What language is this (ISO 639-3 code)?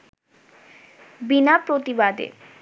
ben